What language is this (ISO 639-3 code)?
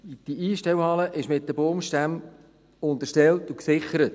gsw